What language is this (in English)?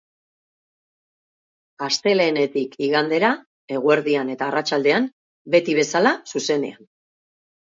Basque